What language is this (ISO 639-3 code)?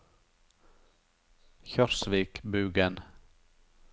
nor